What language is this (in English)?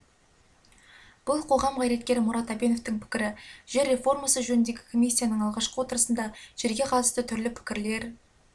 Kazakh